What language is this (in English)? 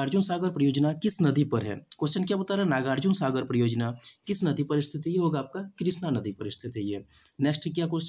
Hindi